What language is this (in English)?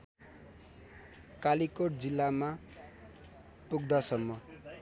Nepali